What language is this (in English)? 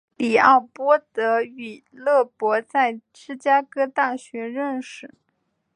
Chinese